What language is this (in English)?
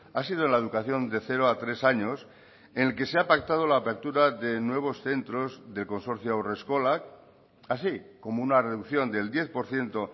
Spanish